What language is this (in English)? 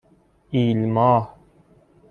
Persian